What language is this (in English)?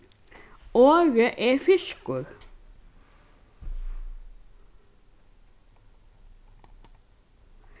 Faroese